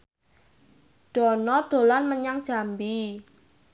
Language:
Javanese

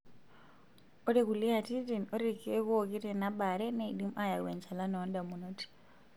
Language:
Masai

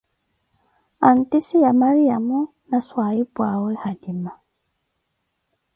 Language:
Koti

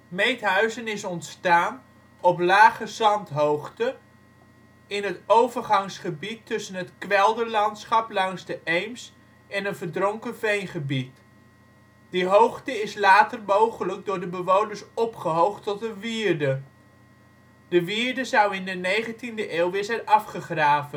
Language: Dutch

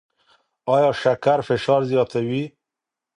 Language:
Pashto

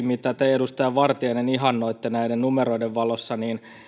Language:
Finnish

